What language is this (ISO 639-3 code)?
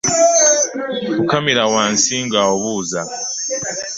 lug